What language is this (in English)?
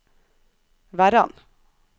Norwegian